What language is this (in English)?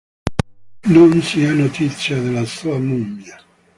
Italian